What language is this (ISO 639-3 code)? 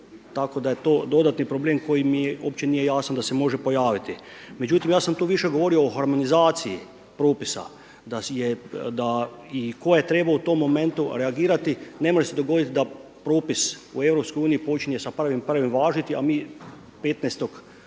hrv